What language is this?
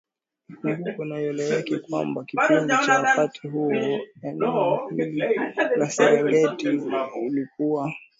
Swahili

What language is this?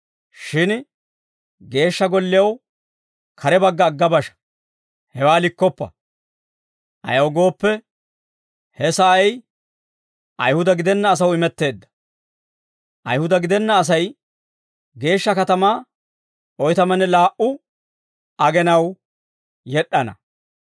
Dawro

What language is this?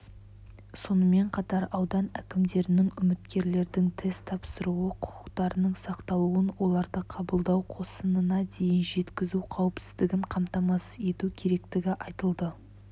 Kazakh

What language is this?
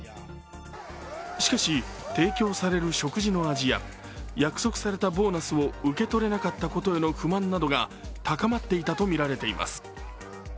Japanese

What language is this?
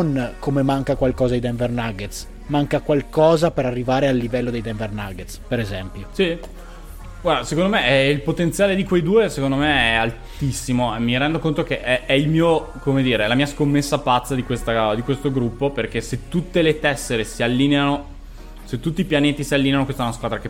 Italian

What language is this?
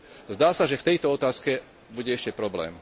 Slovak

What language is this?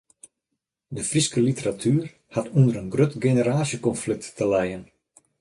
Western Frisian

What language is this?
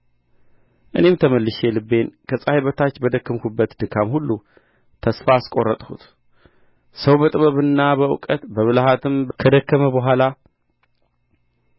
Amharic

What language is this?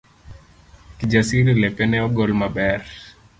Luo (Kenya and Tanzania)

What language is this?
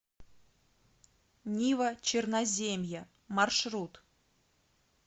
Russian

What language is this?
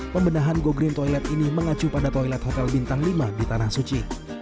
Indonesian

